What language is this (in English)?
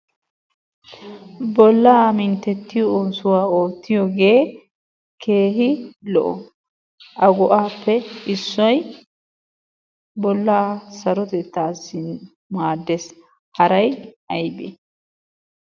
Wolaytta